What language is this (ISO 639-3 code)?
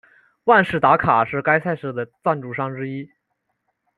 zho